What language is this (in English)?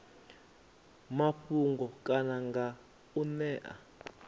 Venda